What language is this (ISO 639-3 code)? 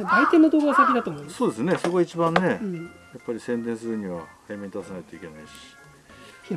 jpn